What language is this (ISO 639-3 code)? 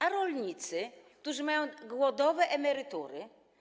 pol